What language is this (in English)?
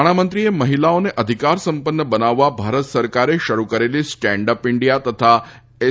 Gujarati